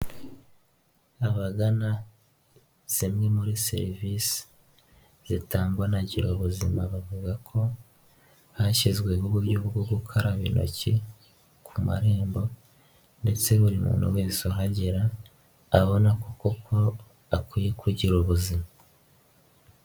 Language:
Kinyarwanda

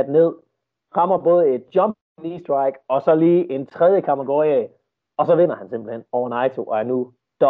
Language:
Danish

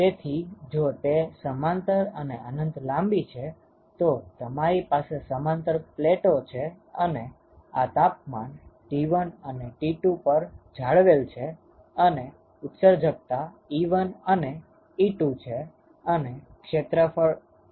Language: Gujarati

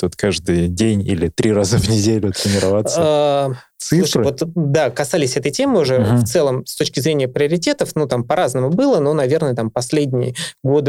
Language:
Russian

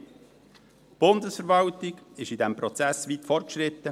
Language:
Swiss German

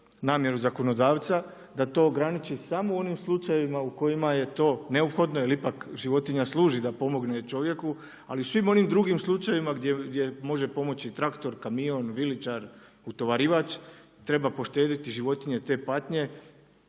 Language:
Croatian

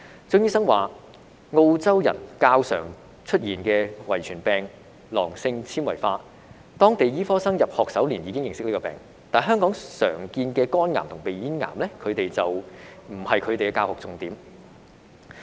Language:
Cantonese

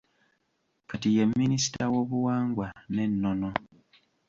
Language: Ganda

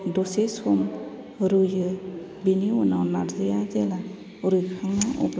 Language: Bodo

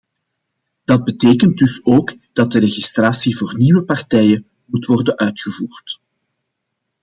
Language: Dutch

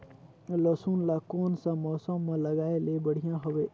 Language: Chhattisgarhi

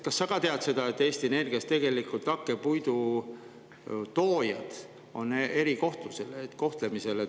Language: Estonian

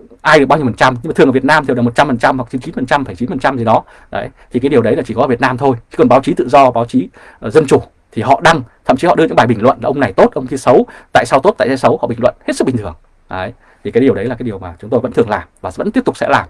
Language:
Vietnamese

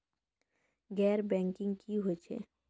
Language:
Maithili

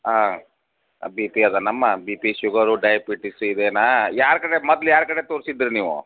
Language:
Kannada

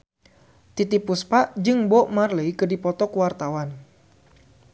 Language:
Sundanese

